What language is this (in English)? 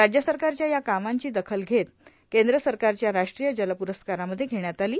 Marathi